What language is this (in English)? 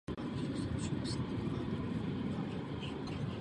Czech